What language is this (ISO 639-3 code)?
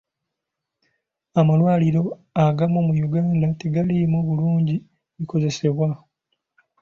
lug